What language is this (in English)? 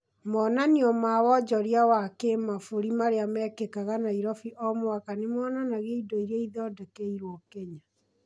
Kikuyu